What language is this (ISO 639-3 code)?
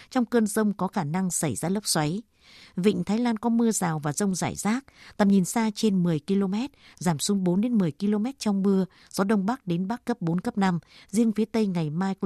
vie